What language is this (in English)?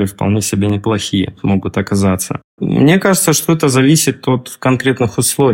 Russian